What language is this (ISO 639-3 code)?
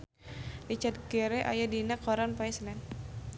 sun